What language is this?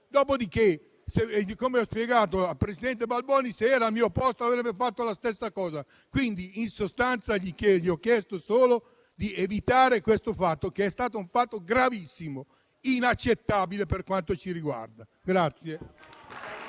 Italian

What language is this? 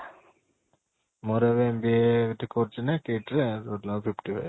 Odia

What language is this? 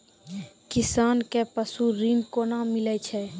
Maithili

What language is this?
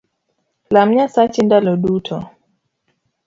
Luo (Kenya and Tanzania)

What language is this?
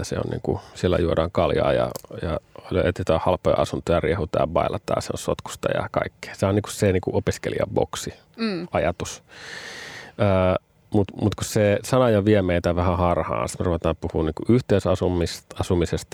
Finnish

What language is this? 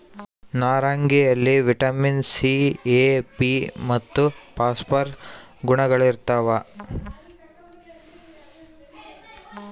Kannada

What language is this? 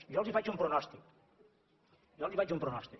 Catalan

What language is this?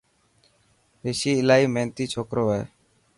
Dhatki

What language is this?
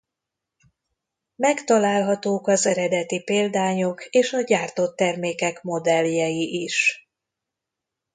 Hungarian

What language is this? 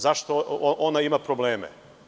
Serbian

